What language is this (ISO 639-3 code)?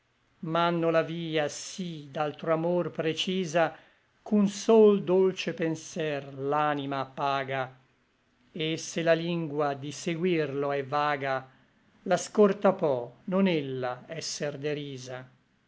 ita